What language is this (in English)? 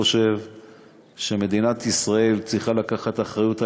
Hebrew